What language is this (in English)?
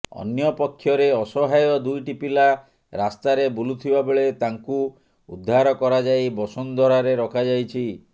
Odia